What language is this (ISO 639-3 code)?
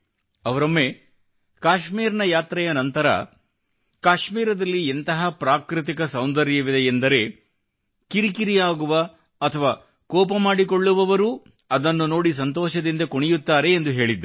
kan